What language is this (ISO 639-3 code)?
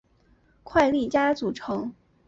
zho